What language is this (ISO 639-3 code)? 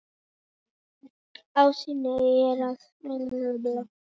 isl